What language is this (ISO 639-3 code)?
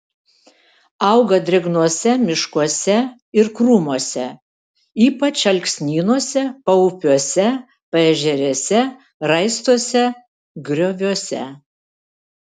lit